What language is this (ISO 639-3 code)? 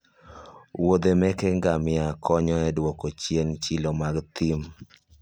luo